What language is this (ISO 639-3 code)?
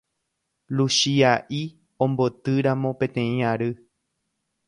grn